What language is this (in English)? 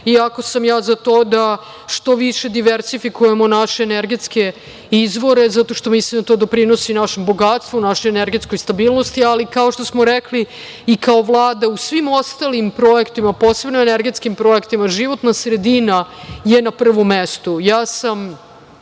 Serbian